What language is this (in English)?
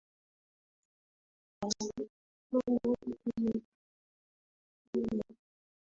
Swahili